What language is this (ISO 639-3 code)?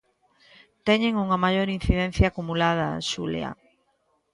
glg